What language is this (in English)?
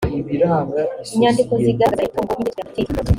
Kinyarwanda